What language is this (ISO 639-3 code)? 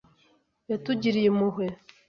kin